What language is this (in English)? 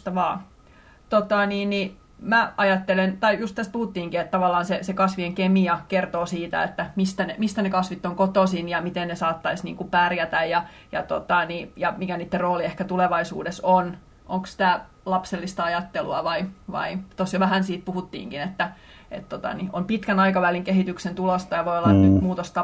Finnish